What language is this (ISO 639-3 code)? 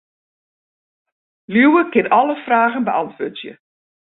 fry